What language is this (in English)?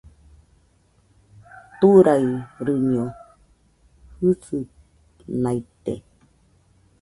Nüpode Huitoto